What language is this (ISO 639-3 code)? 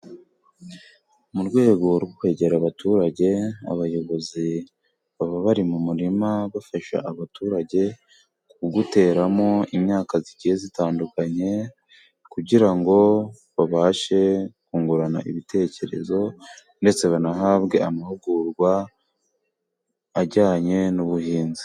kin